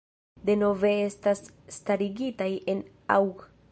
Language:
Esperanto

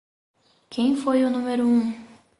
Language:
Portuguese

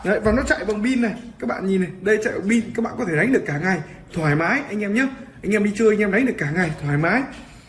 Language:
Vietnamese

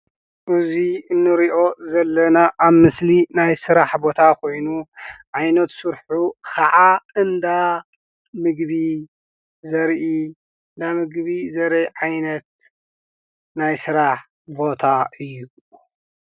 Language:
Tigrinya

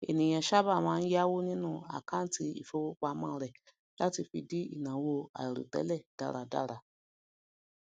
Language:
Yoruba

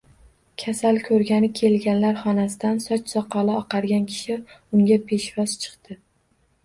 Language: Uzbek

